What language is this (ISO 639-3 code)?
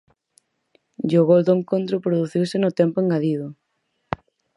glg